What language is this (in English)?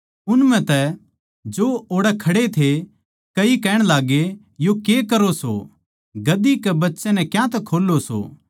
Haryanvi